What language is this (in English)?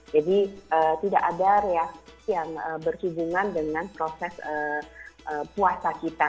Indonesian